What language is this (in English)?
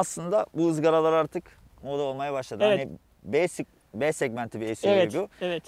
Turkish